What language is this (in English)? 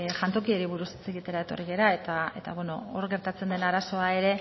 Basque